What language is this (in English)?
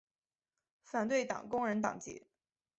Chinese